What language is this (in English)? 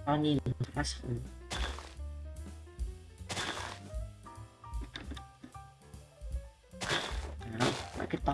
Vietnamese